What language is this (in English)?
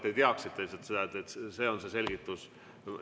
Estonian